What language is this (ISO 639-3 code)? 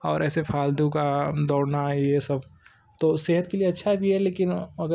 hin